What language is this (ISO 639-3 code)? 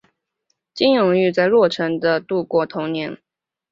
zho